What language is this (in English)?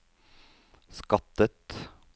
Norwegian